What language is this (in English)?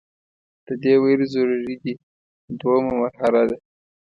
Pashto